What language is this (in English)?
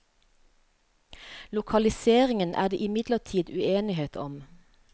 Norwegian